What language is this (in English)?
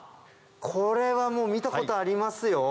Japanese